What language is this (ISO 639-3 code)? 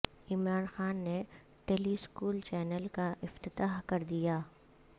urd